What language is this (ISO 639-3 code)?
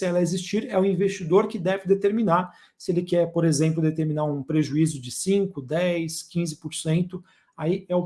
por